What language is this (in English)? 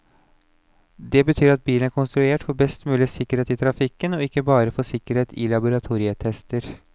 Norwegian